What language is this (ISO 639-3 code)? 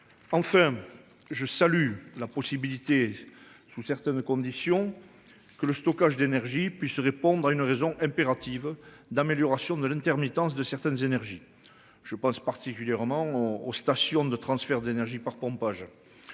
fra